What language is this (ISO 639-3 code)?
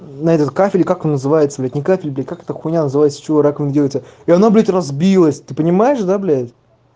rus